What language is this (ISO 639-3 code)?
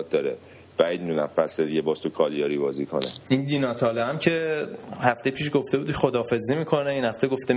fas